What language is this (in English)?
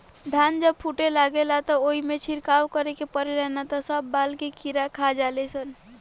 Bhojpuri